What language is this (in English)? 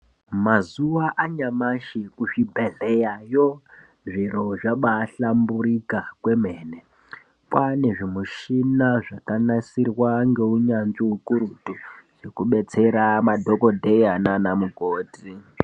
Ndau